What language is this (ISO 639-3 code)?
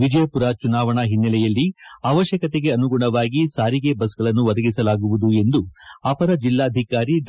kan